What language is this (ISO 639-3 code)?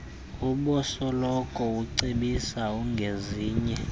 xho